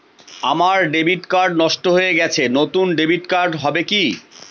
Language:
Bangla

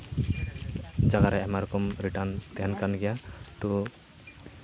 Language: Santali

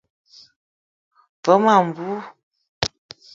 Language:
Eton (Cameroon)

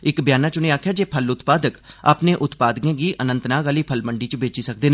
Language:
Dogri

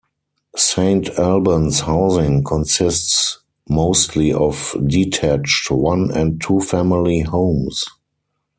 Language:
English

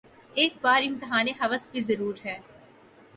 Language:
Urdu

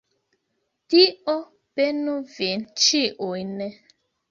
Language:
Esperanto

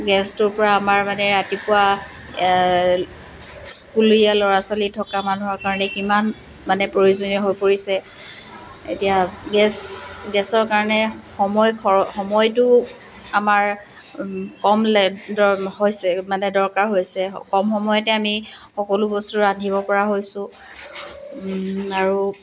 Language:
Assamese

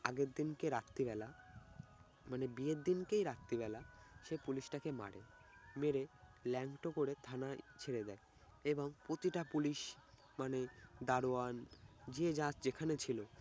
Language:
Bangla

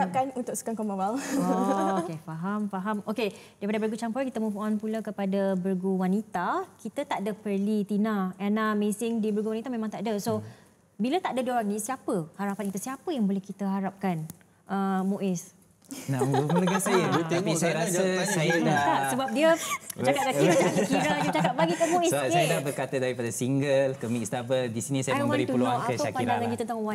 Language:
Malay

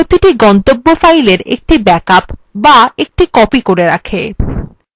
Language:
Bangla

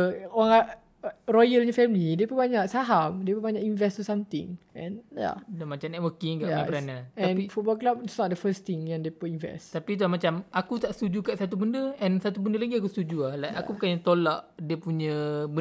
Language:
Malay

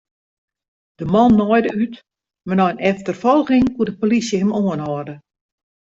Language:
Western Frisian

